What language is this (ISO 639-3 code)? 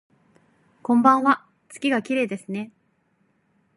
jpn